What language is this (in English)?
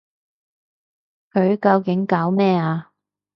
Cantonese